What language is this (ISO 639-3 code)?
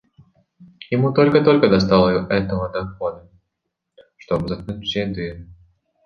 rus